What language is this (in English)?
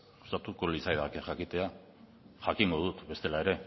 Basque